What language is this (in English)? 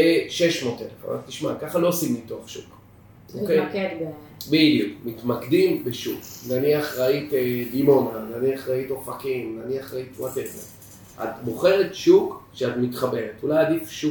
Hebrew